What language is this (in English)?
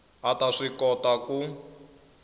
Tsonga